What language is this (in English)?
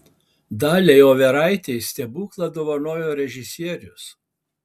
Lithuanian